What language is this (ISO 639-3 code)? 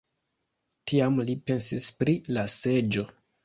epo